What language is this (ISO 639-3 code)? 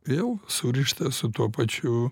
lit